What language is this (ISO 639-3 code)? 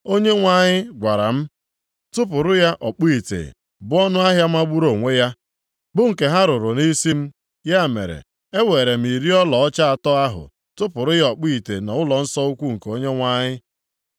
ibo